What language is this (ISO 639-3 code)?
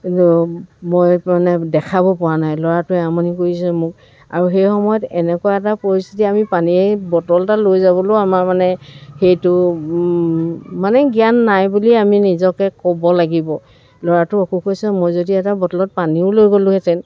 asm